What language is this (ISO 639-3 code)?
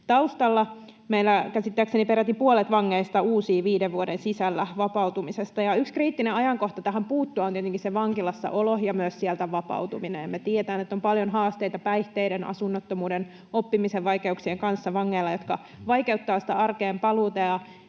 fin